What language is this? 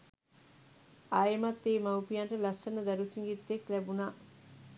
Sinhala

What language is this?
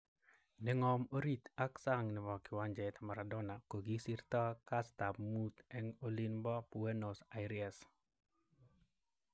Kalenjin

